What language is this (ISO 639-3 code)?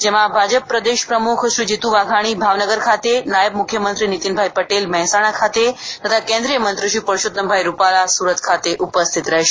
guj